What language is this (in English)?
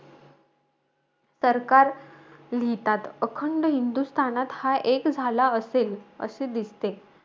Marathi